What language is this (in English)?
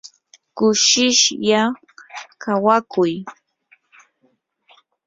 Yanahuanca Pasco Quechua